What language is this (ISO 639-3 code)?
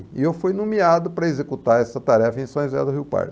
por